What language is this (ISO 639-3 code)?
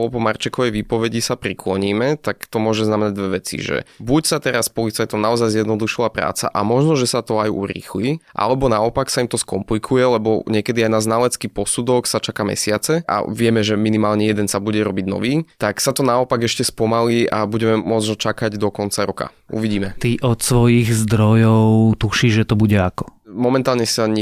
slk